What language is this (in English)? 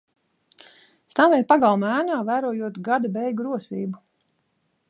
Latvian